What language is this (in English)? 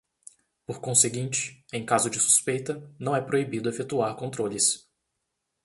Portuguese